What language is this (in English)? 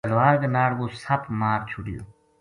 Gujari